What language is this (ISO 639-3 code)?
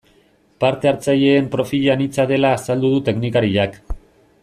eus